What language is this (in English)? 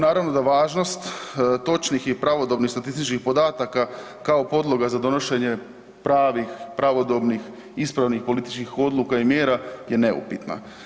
Croatian